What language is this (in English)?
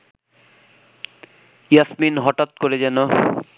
Bangla